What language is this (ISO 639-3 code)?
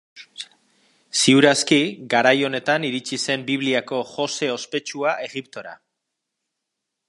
eus